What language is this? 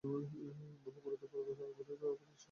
Bangla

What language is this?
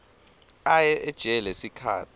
Swati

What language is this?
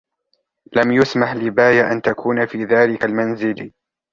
Arabic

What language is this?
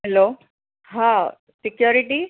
Gujarati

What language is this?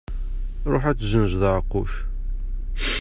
Kabyle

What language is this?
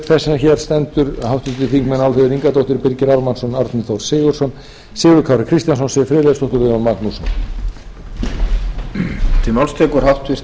Icelandic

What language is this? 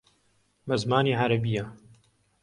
Central Kurdish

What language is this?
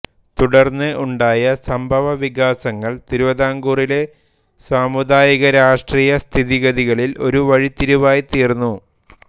Malayalam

